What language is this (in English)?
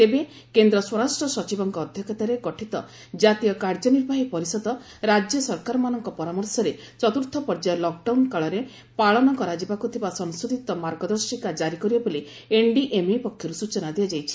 Odia